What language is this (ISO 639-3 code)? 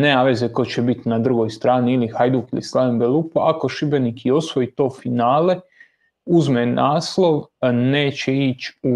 hrv